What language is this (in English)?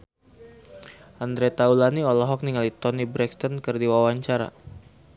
Sundanese